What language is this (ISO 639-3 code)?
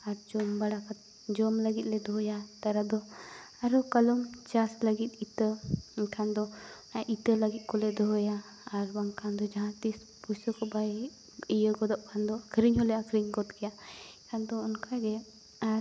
sat